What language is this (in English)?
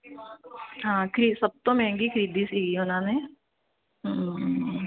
Punjabi